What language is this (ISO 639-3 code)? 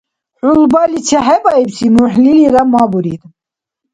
dar